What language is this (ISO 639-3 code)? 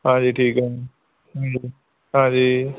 pan